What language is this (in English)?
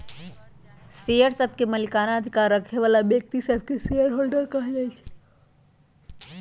Magahi